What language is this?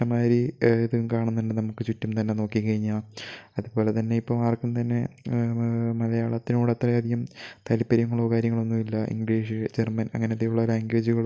Malayalam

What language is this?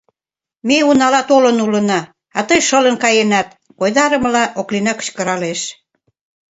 Mari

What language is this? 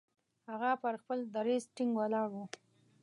Pashto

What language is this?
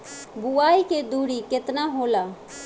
Bhojpuri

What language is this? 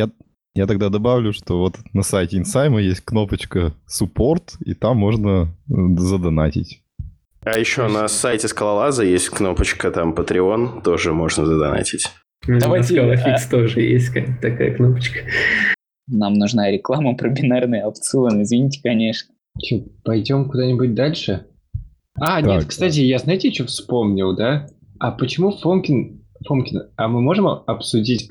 Russian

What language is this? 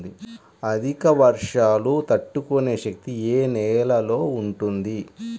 Telugu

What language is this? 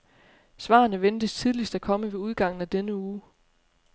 Danish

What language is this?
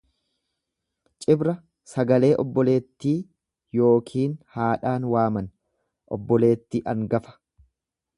Oromo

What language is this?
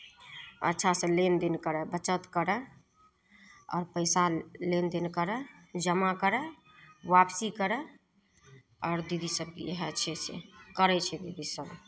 Maithili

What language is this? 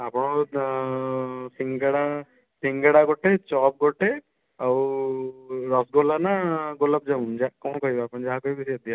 Odia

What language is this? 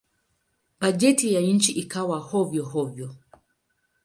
Swahili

